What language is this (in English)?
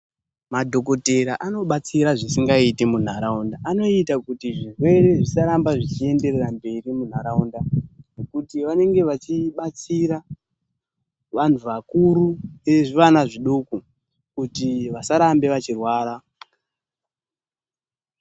Ndau